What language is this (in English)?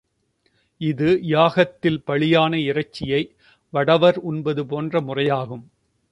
Tamil